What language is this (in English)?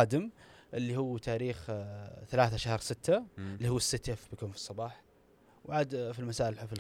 Arabic